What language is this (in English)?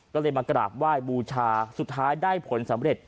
Thai